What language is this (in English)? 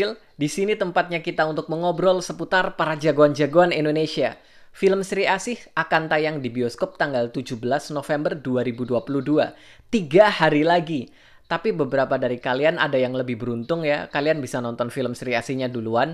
Indonesian